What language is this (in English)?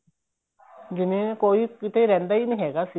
Punjabi